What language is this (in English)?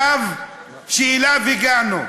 Hebrew